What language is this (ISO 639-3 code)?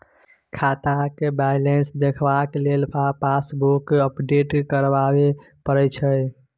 mai